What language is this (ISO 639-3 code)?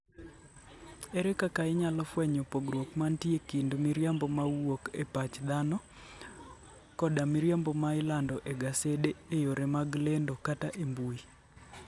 luo